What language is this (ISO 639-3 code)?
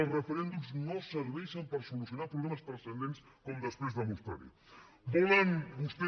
cat